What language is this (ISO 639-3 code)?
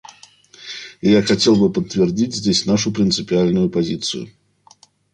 rus